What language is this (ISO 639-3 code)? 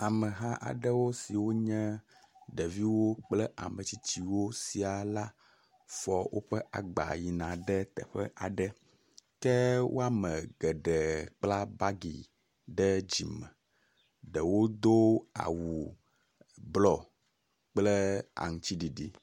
ewe